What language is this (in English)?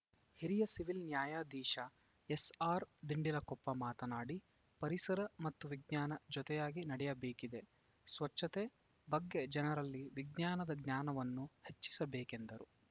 Kannada